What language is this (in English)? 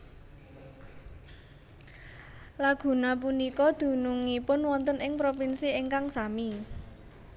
Javanese